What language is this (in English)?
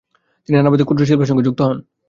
Bangla